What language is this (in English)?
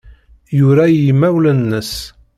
Kabyle